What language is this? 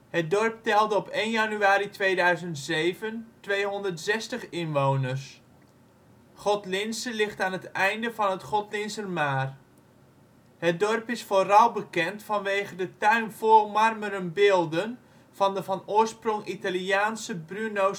Dutch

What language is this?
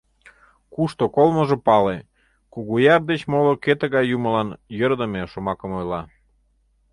Mari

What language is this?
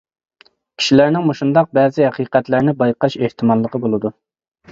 Uyghur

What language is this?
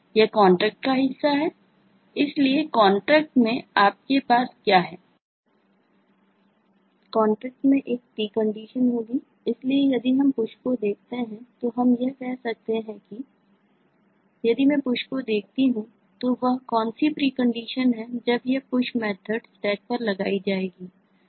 Hindi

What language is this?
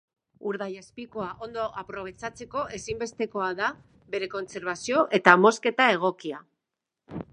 Basque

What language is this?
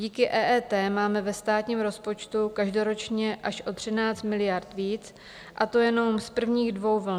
Czech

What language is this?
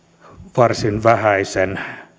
Finnish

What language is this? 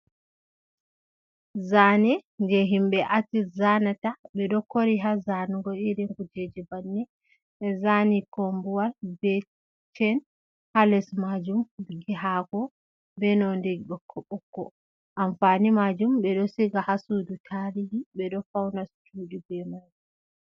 Fula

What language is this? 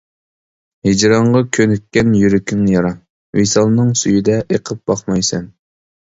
Uyghur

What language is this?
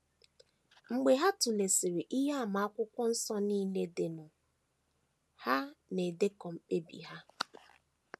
Igbo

